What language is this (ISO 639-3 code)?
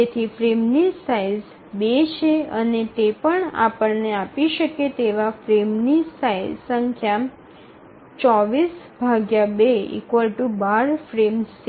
guj